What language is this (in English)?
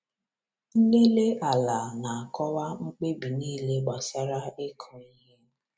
Igbo